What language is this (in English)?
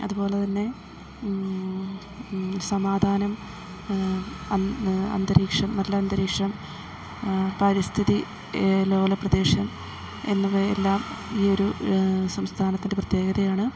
Malayalam